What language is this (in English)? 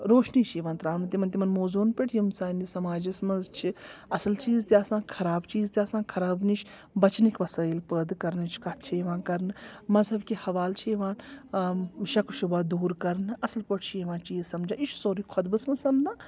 Kashmiri